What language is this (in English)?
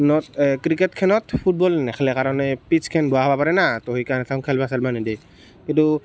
Assamese